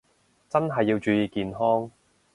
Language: Cantonese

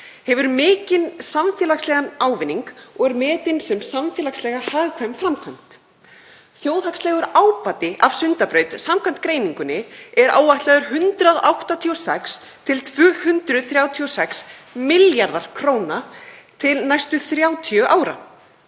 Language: Icelandic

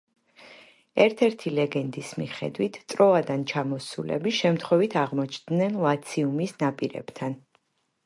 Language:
Georgian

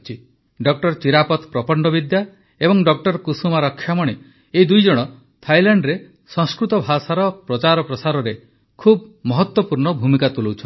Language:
Odia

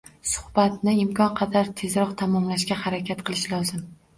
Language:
Uzbek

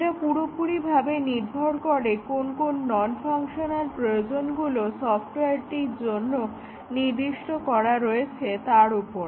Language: Bangla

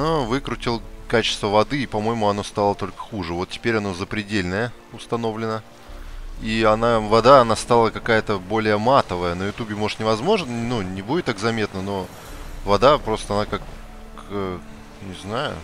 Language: Russian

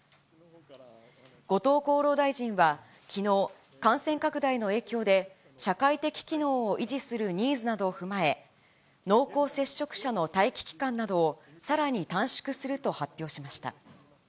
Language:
Japanese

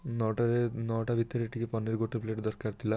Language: Odia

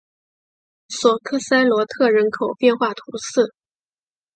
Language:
Chinese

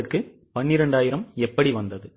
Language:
Tamil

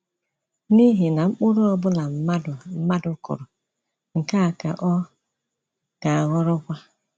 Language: Igbo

